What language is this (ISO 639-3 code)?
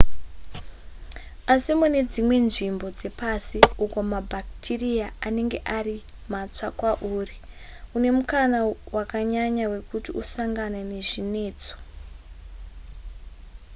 sna